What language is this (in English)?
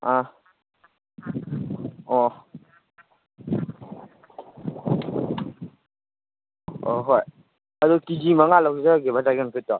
Manipuri